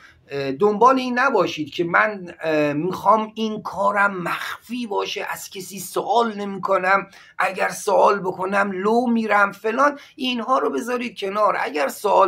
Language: Persian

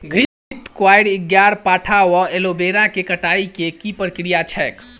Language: Maithili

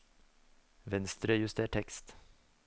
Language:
Norwegian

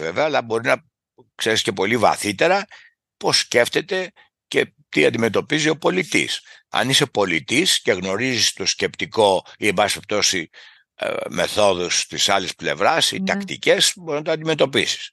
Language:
Greek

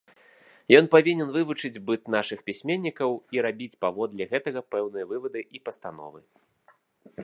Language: Belarusian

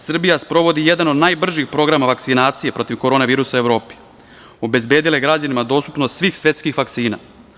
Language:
Serbian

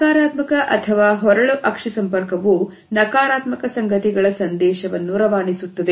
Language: Kannada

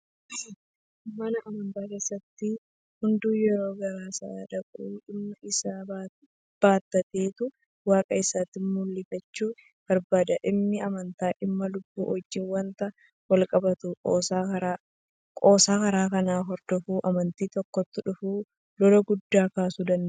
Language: Oromo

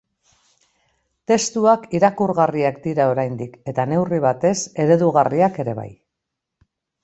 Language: Basque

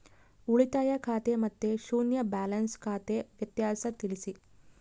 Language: Kannada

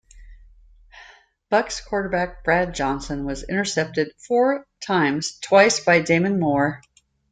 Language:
English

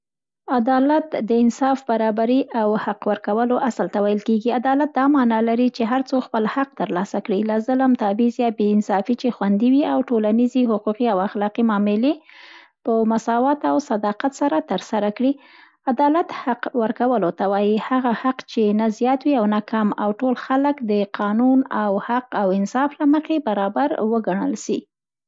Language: Central Pashto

